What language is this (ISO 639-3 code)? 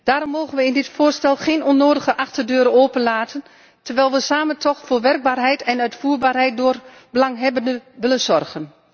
nld